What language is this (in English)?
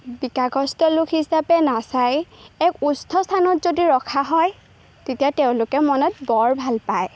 Assamese